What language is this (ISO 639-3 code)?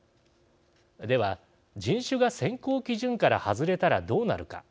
jpn